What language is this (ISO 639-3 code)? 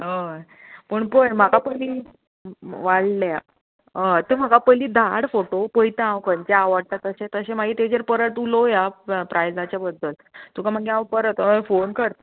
kok